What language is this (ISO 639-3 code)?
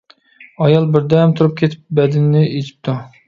uig